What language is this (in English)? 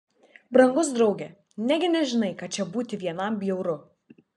Lithuanian